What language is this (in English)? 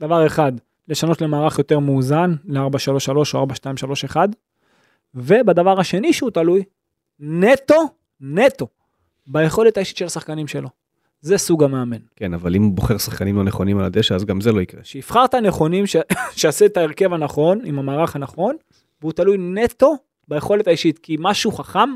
Hebrew